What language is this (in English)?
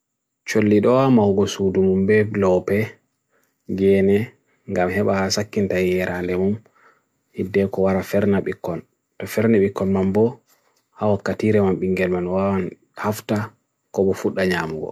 Bagirmi Fulfulde